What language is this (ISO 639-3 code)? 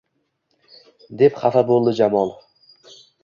uzb